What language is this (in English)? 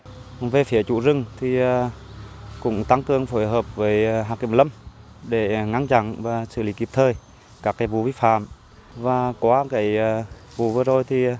Vietnamese